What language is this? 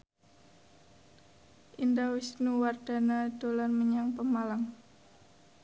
Javanese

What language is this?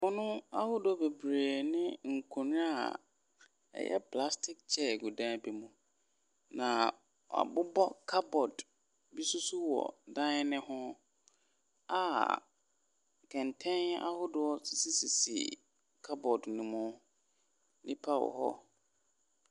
Akan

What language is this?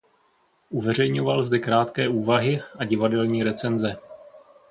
Czech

